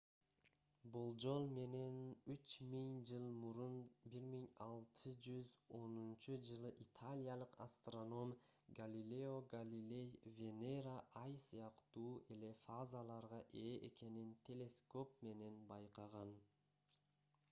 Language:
Kyrgyz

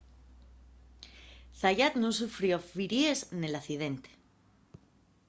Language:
Asturian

